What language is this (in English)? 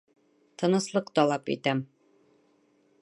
Bashkir